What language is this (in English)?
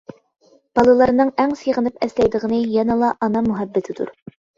Uyghur